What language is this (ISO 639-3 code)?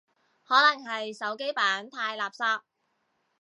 yue